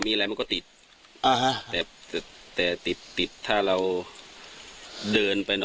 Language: Thai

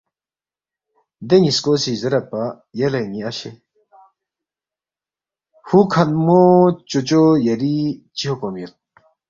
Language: Balti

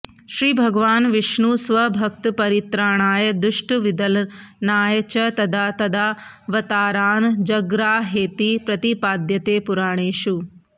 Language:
Sanskrit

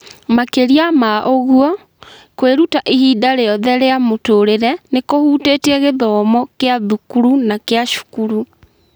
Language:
Kikuyu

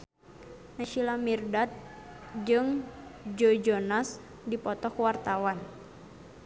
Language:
Sundanese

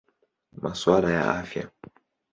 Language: Swahili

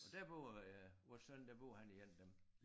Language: Danish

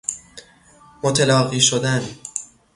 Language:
Persian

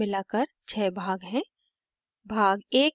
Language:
Hindi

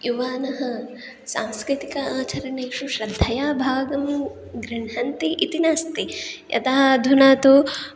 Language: Sanskrit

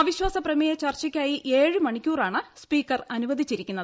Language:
Malayalam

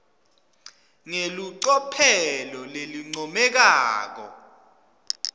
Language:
Swati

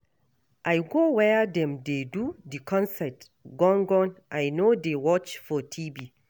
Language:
Nigerian Pidgin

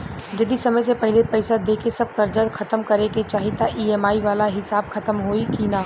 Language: Bhojpuri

